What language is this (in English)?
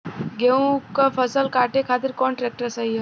Bhojpuri